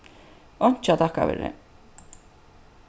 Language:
Faroese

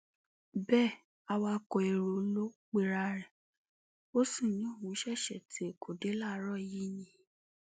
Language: Yoruba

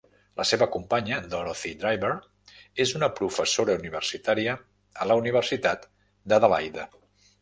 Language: Catalan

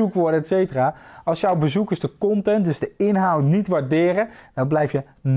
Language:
Dutch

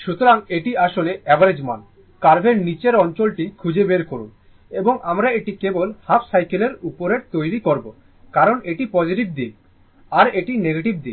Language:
Bangla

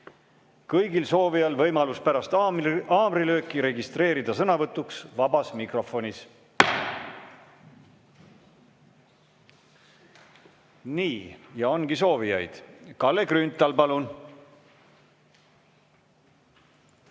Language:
Estonian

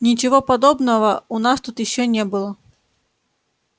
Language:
Russian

